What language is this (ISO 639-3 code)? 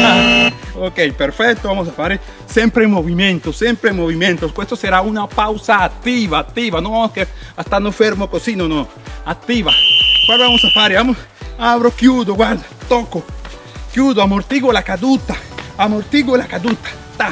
spa